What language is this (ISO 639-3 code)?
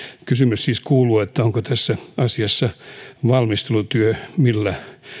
fin